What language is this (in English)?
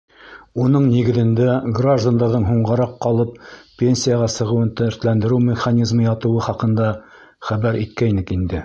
Bashkir